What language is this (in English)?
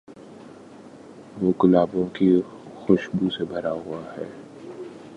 Urdu